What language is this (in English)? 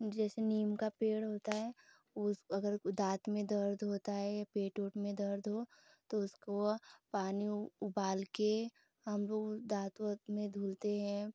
Hindi